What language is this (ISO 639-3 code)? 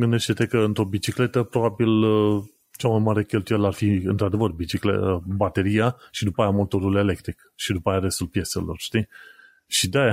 ron